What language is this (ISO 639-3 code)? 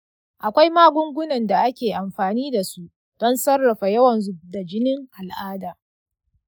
hau